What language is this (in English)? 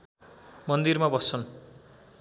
Nepali